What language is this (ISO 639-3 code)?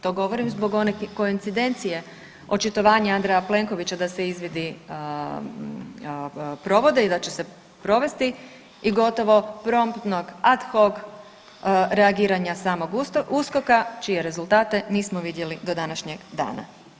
hrv